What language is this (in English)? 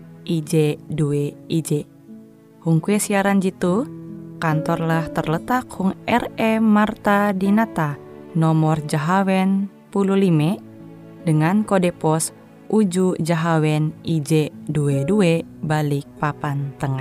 Indonesian